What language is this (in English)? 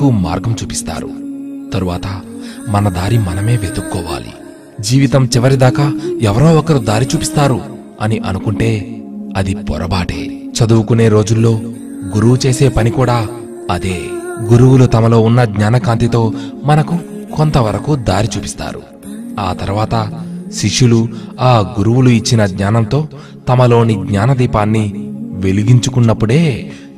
Hindi